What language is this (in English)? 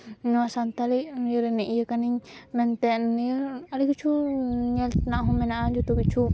Santali